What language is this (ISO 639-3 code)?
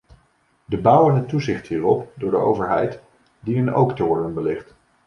nld